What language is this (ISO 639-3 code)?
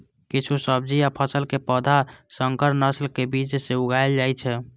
mai